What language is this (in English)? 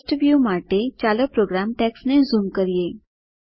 Gujarati